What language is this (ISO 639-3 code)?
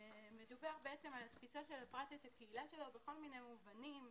heb